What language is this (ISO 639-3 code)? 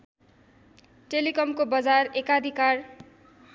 nep